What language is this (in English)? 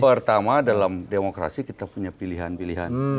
Indonesian